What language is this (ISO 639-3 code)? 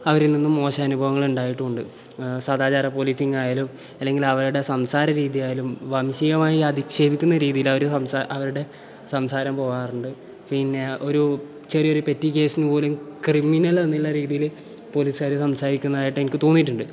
mal